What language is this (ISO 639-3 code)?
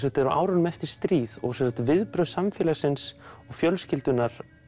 isl